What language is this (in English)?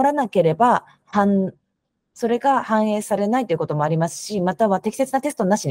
Japanese